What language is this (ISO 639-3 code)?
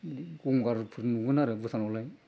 brx